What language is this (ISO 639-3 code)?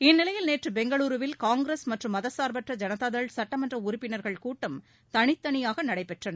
tam